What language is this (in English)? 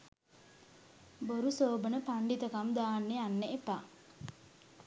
Sinhala